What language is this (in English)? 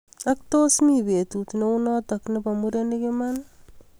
Kalenjin